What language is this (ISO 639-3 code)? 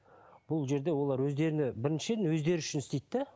kaz